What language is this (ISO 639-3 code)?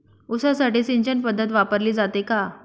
mar